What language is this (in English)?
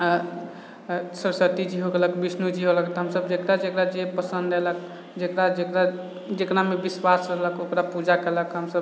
Maithili